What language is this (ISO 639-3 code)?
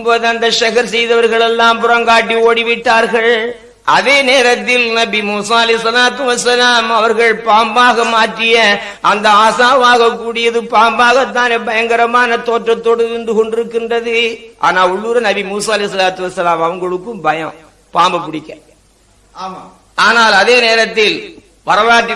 tam